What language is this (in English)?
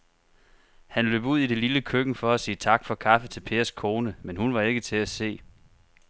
Danish